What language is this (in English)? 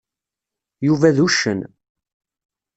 Kabyle